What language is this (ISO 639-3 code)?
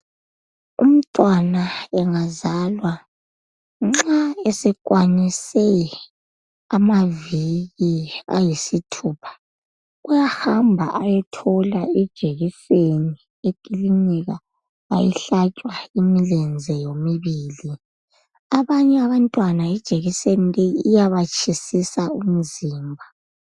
nde